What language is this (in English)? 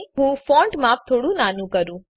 Gujarati